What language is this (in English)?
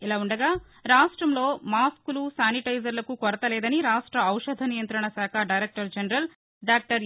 Telugu